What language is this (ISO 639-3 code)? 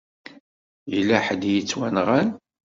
kab